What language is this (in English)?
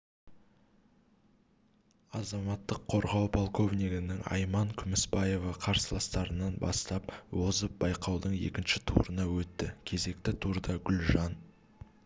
Kazakh